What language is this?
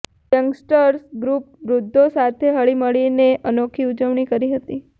Gujarati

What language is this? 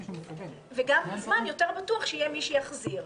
Hebrew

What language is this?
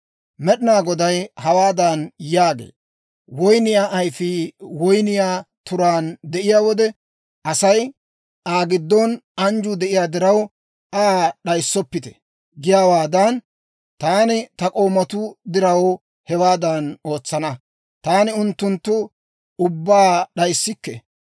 Dawro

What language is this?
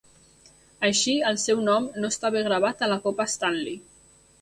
Catalan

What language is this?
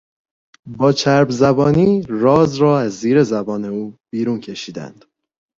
Persian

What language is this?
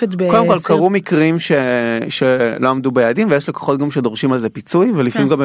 Hebrew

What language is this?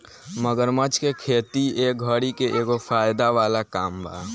Bhojpuri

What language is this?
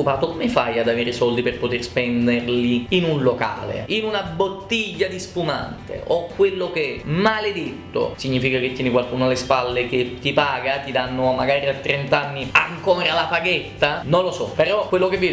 Italian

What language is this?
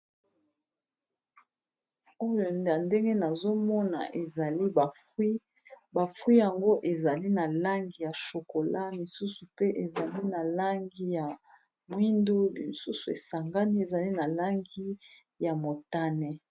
Lingala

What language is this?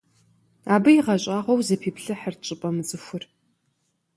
Kabardian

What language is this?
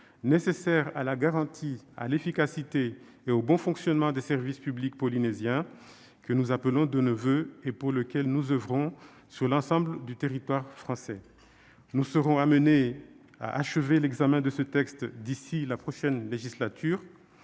French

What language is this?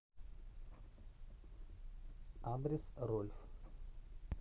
Russian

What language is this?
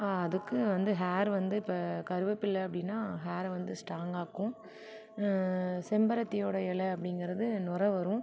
Tamil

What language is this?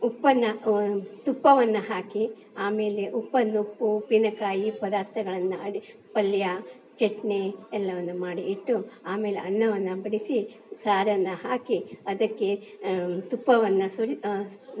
Kannada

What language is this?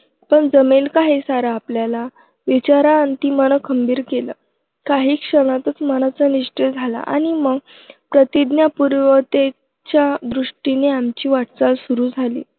Marathi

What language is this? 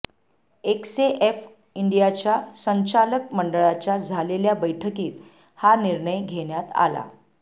Marathi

